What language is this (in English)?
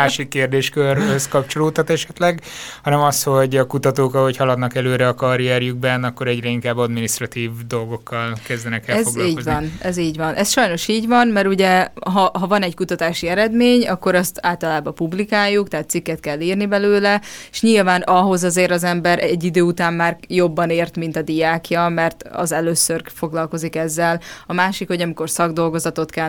Hungarian